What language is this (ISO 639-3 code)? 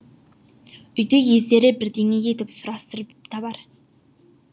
kaz